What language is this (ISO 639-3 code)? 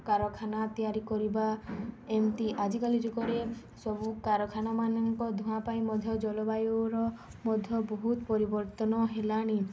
ori